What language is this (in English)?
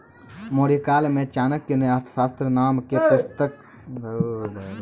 Maithili